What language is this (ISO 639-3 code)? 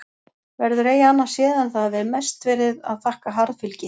isl